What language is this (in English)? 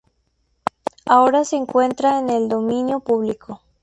Spanish